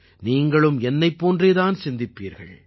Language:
Tamil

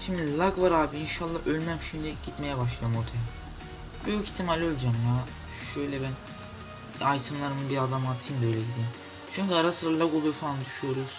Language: Turkish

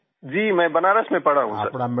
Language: Hindi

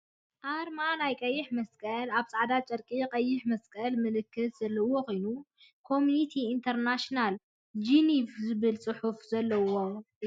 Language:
Tigrinya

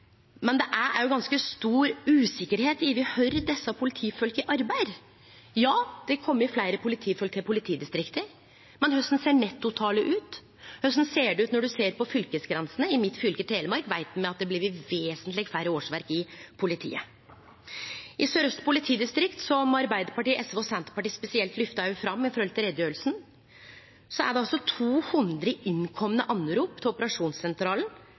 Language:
Norwegian Nynorsk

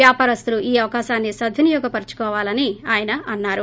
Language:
Telugu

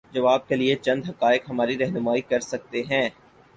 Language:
Urdu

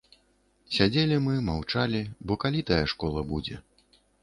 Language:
Belarusian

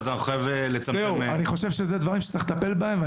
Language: Hebrew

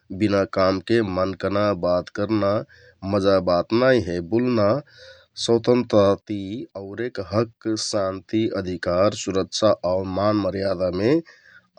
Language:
Kathoriya Tharu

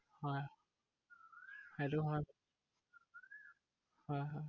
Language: Assamese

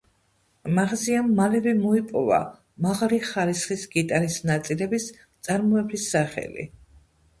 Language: Georgian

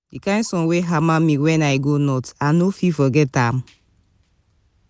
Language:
Nigerian Pidgin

